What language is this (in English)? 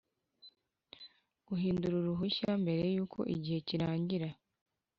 Kinyarwanda